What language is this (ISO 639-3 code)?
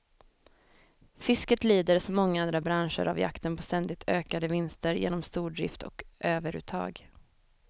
swe